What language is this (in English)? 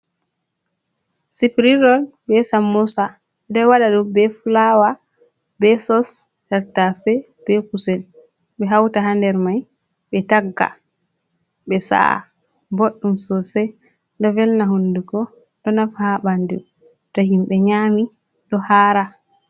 Fula